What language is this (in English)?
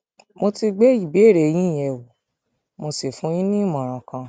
Yoruba